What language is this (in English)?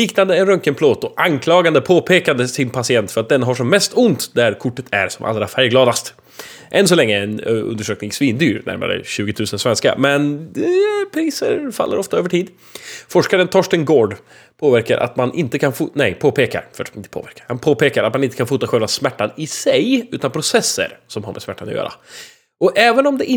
Swedish